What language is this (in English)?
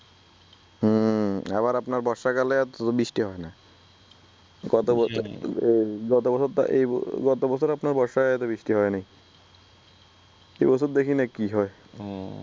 Bangla